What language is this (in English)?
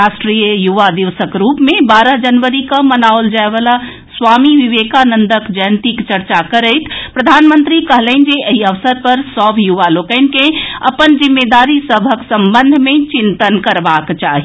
Maithili